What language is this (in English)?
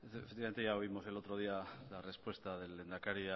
Spanish